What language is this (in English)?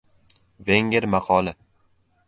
Uzbek